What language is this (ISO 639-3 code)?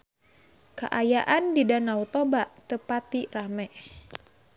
sun